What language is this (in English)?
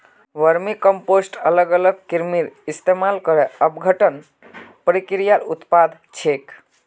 Magahi